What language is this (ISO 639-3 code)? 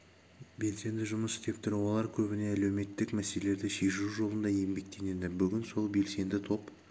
kaz